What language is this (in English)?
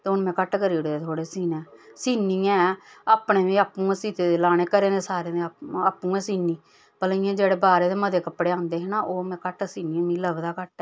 Dogri